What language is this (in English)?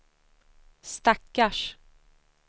Swedish